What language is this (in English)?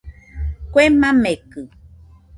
Nüpode Huitoto